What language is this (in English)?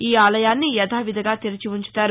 Telugu